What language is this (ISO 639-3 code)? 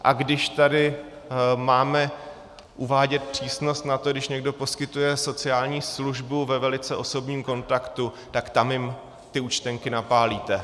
ces